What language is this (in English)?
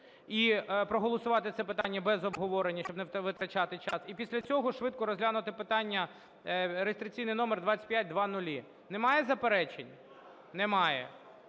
Ukrainian